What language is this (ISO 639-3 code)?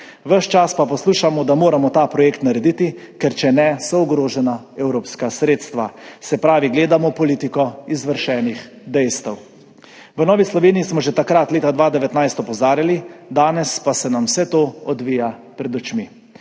slv